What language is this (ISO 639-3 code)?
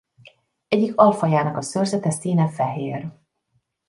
hun